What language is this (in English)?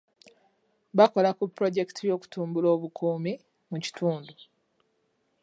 Ganda